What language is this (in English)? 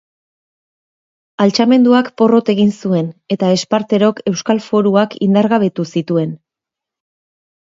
Basque